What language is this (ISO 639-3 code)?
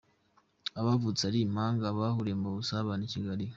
kin